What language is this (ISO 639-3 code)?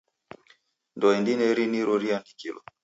dav